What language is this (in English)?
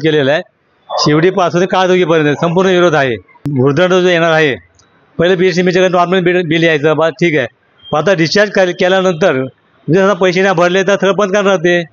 Marathi